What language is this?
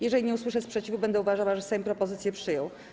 Polish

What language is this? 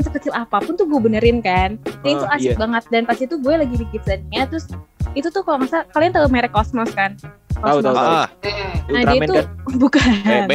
Indonesian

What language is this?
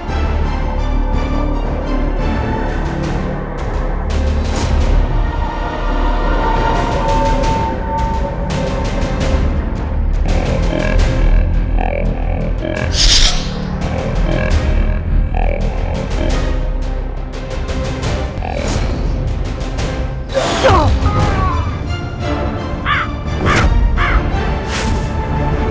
Indonesian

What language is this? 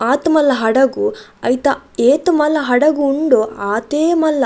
Tulu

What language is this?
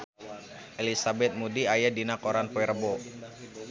Sundanese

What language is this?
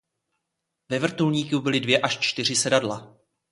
Czech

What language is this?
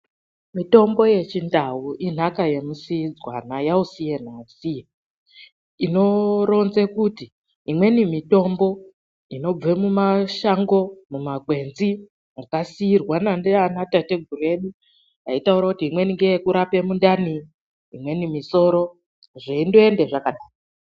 Ndau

